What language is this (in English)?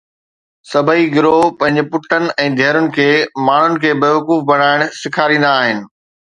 Sindhi